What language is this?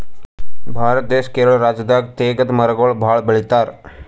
Kannada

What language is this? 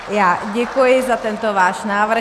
Czech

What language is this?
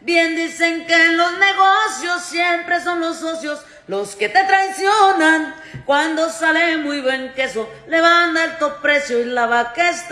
Spanish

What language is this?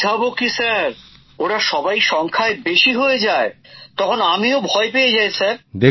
Bangla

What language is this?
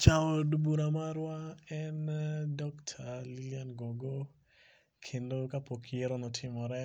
Luo (Kenya and Tanzania)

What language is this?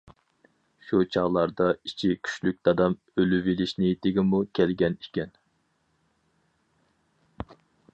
Uyghur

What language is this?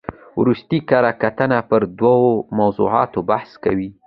Pashto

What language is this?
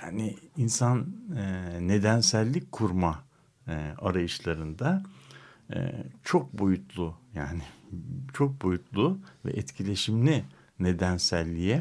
Turkish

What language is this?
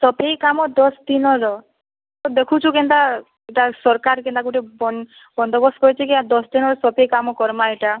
Odia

